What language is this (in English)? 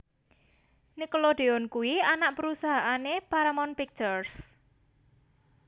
Javanese